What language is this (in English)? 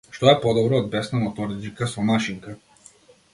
Macedonian